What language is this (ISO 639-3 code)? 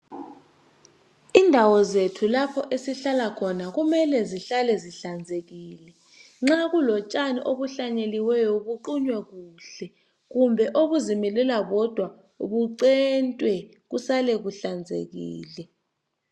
nde